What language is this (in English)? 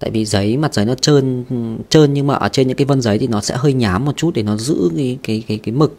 Vietnamese